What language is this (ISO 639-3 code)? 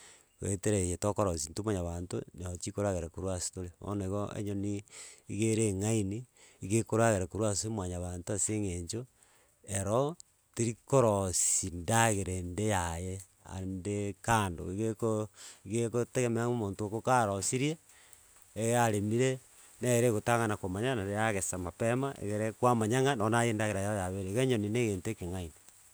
guz